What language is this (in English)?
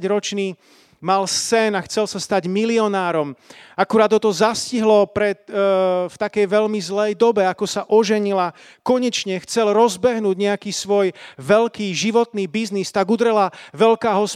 Slovak